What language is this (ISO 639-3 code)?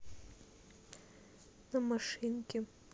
rus